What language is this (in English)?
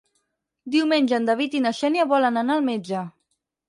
Catalan